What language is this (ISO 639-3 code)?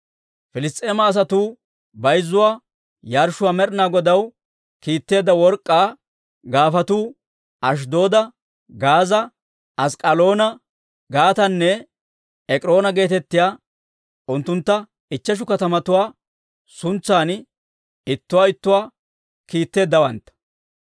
dwr